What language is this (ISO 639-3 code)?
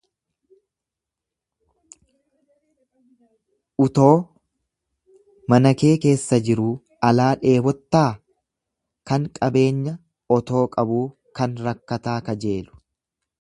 orm